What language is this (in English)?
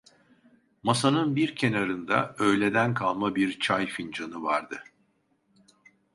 Turkish